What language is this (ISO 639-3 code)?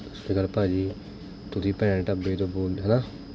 pan